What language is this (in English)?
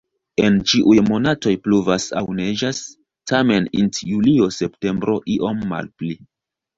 Esperanto